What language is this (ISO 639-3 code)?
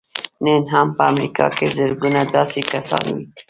pus